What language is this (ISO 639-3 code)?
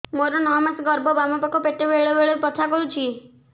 ori